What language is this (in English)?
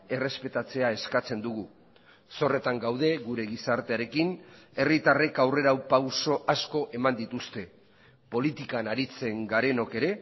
Basque